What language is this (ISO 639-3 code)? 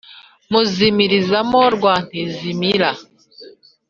kin